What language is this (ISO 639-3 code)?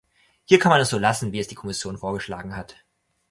deu